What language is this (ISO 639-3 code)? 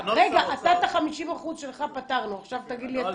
heb